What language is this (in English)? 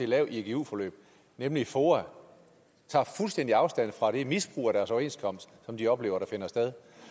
Danish